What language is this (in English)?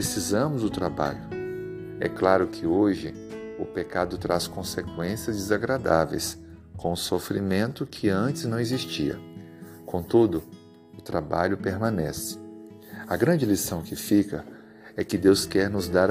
Portuguese